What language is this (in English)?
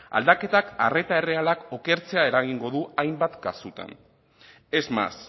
Basque